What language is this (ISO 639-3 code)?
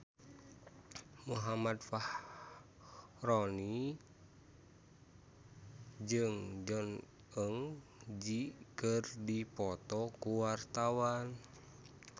sun